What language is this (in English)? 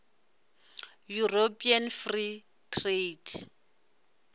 Venda